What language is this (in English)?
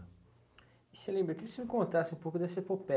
Portuguese